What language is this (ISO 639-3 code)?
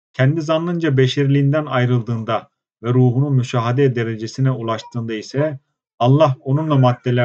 tur